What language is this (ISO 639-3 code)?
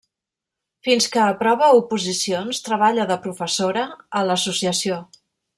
cat